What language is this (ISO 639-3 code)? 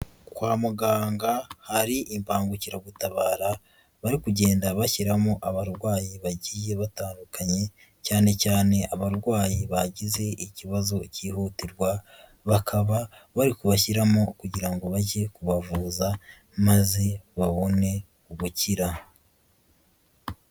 kin